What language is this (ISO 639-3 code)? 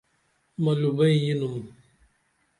dml